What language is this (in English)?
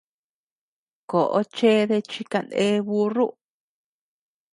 Tepeuxila Cuicatec